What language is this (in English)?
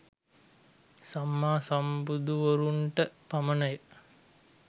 Sinhala